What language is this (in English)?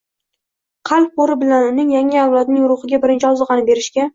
Uzbek